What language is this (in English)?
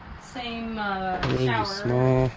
English